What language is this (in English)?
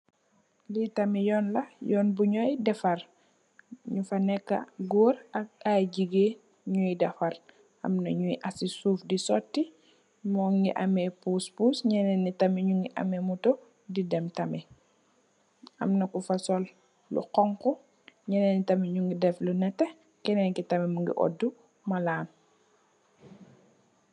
Wolof